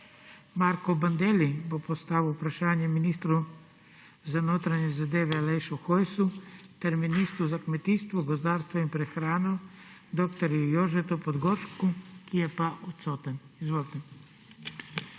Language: Slovenian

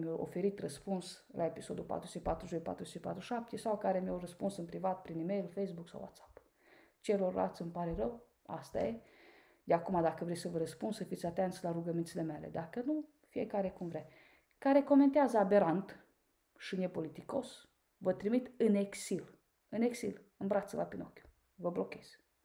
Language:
Romanian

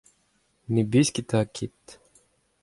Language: Breton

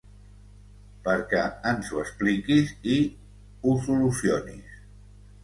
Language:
Catalan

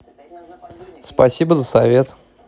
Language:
Russian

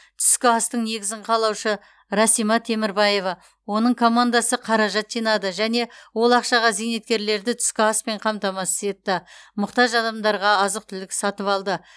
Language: Kazakh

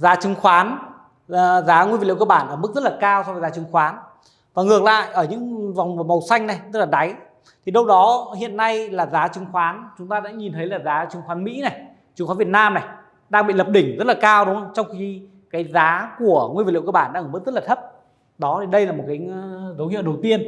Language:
Vietnamese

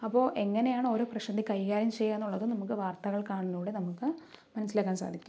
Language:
Malayalam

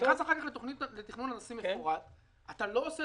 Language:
Hebrew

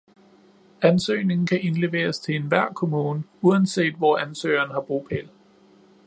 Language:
Danish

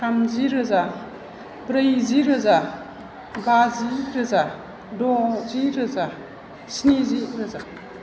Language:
Bodo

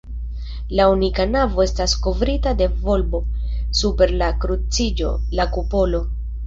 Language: Esperanto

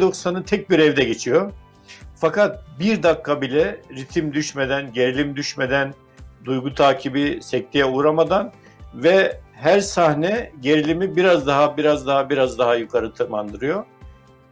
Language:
Turkish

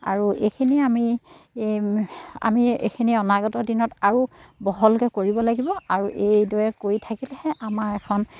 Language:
Assamese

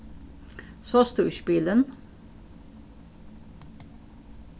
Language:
Faroese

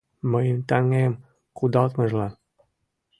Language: Mari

